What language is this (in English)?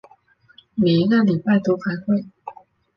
Chinese